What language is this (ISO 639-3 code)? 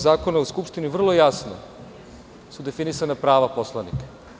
srp